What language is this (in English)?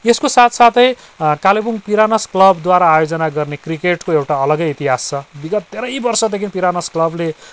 Nepali